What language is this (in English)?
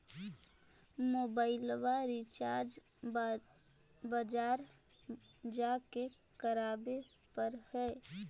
Magahi